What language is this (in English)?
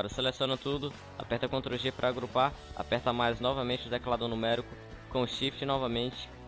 Portuguese